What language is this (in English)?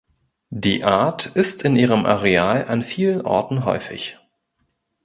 German